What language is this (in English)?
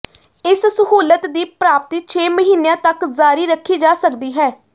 Punjabi